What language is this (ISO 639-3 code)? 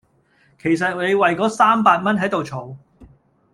yue